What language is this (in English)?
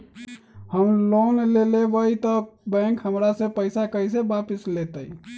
Magahi